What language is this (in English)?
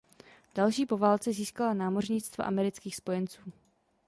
Czech